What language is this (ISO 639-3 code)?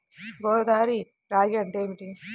tel